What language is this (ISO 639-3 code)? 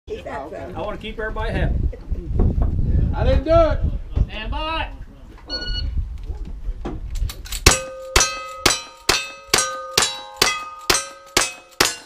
eng